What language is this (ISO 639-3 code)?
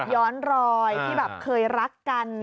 tha